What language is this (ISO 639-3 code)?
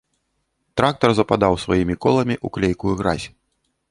bel